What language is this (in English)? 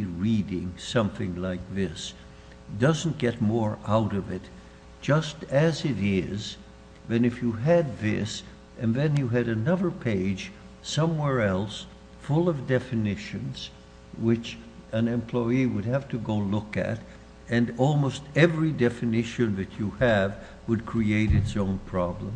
English